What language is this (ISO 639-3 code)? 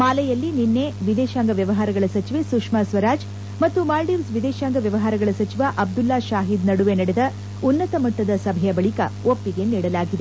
kan